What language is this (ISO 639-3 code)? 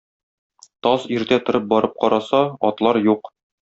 tat